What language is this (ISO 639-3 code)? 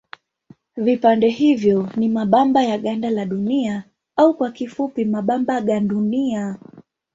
swa